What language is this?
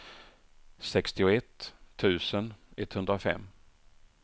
Swedish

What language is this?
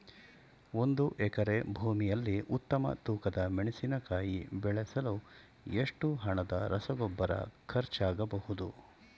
Kannada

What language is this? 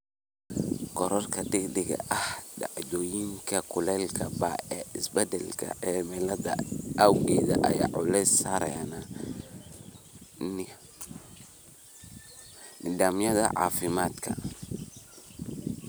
Somali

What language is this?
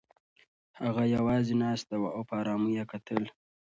Pashto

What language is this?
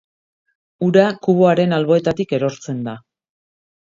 Basque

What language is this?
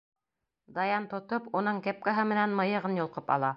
Bashkir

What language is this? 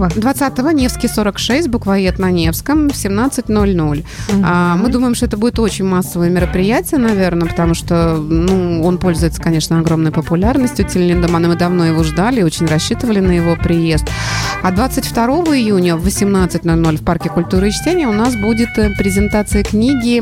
Russian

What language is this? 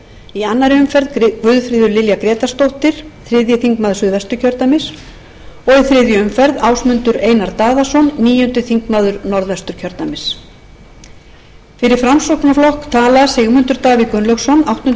Icelandic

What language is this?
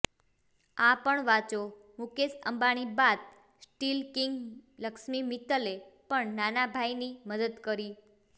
Gujarati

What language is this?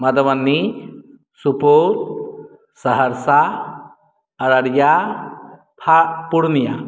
Maithili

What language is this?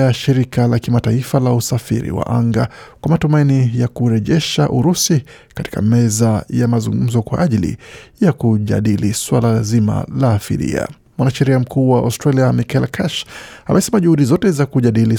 Swahili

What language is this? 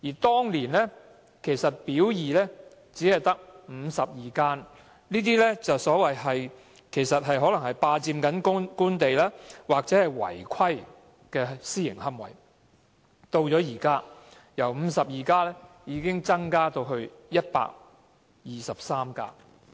Cantonese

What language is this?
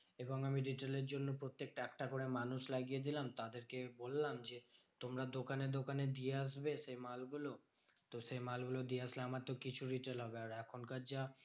Bangla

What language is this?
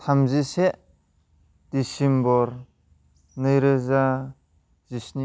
Bodo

